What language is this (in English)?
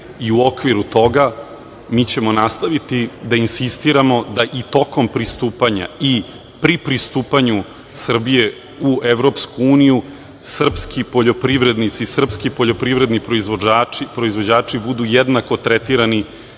Serbian